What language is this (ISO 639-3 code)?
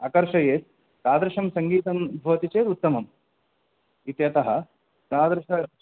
san